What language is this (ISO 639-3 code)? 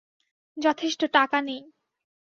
ben